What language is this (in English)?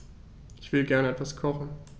German